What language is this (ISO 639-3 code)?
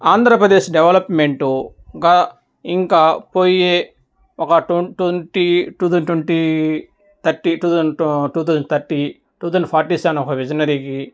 tel